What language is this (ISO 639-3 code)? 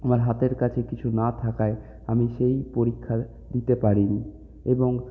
ben